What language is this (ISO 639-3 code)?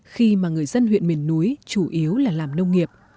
vie